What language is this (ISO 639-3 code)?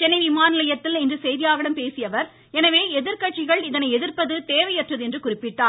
tam